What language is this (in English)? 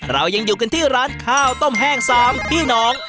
Thai